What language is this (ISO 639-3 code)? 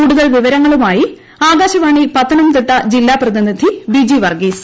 mal